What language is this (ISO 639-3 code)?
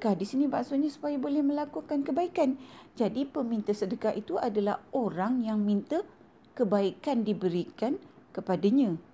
msa